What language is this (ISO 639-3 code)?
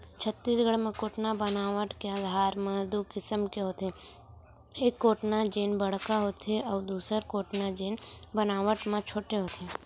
hne